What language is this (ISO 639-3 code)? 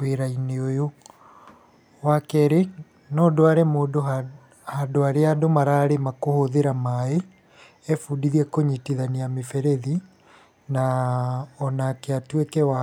kik